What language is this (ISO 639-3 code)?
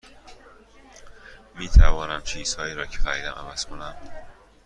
fas